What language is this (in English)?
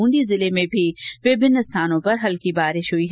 Hindi